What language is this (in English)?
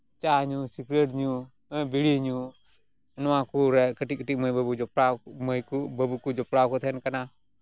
Santali